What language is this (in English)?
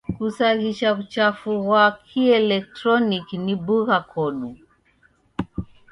Taita